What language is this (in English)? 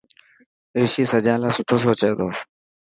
Dhatki